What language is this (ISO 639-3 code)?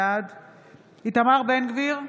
heb